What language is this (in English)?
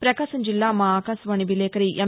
Telugu